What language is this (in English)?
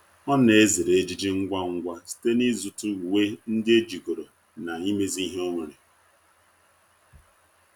Igbo